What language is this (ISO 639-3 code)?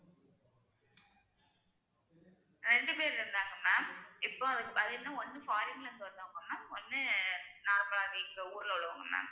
tam